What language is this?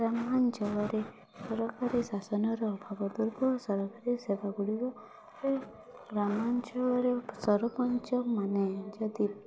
Odia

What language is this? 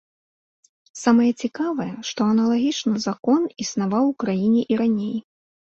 Belarusian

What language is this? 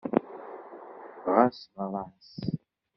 Kabyle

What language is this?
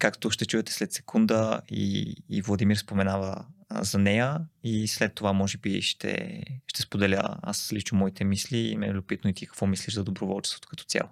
Bulgarian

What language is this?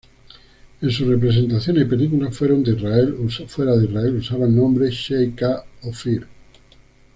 Spanish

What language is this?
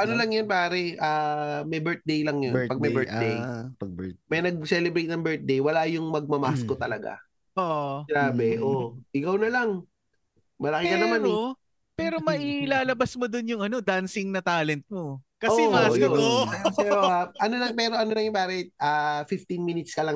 Filipino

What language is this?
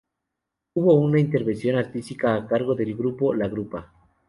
Spanish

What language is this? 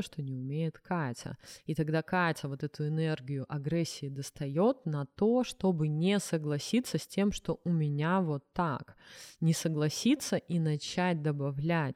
Russian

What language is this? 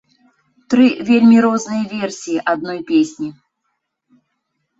Belarusian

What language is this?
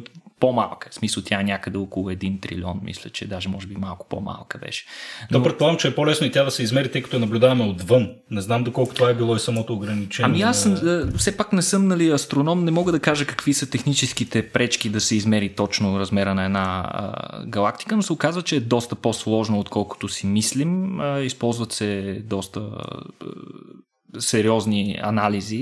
Bulgarian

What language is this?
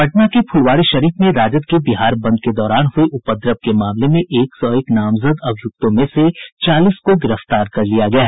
Hindi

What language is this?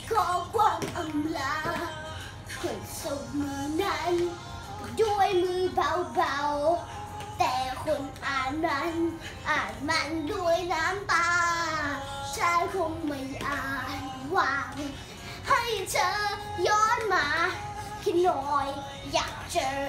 Thai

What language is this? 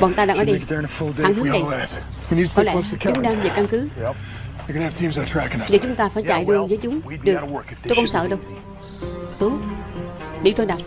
Vietnamese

